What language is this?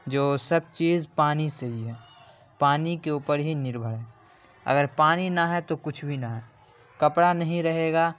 Urdu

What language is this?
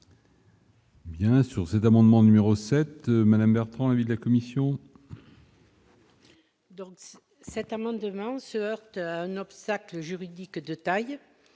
French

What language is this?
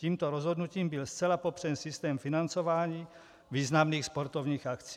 Czech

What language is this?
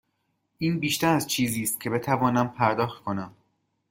Persian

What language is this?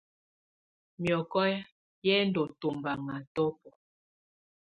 Tunen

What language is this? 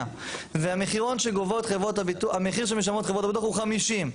Hebrew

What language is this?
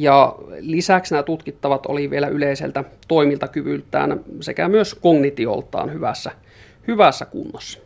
Finnish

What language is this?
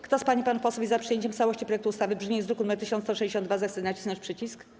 Polish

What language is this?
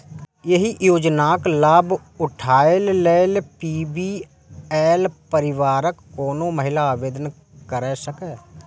Maithili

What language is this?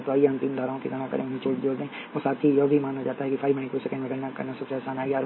Hindi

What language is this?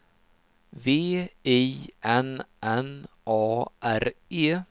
Swedish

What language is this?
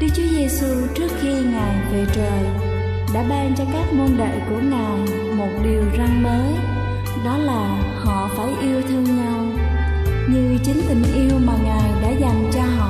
Vietnamese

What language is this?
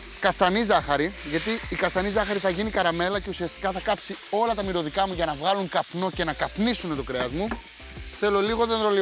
Greek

